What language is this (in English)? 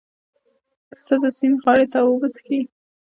Pashto